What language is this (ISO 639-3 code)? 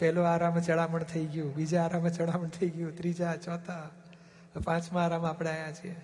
guj